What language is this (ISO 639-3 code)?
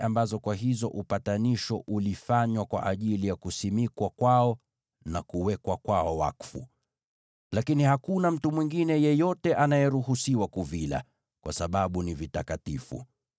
swa